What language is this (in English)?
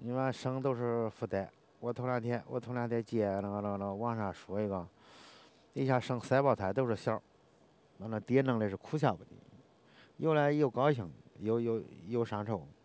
Chinese